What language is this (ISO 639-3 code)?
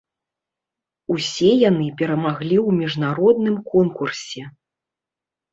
bel